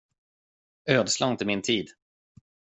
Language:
Swedish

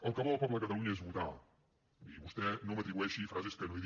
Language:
Catalan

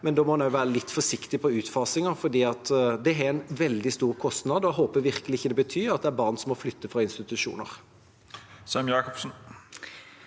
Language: Norwegian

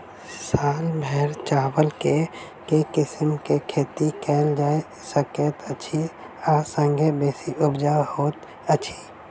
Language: Maithili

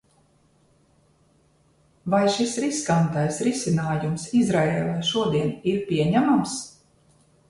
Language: Latvian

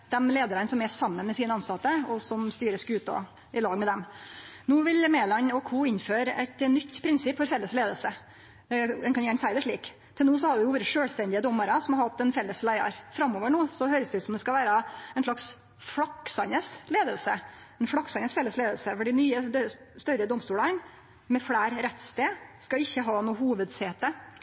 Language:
Norwegian Nynorsk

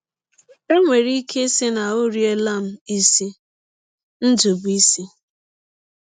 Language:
Igbo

